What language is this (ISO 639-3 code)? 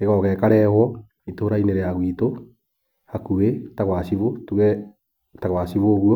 kik